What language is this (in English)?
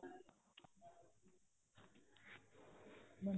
Punjabi